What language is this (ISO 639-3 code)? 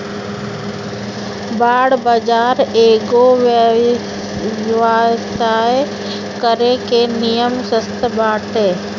bho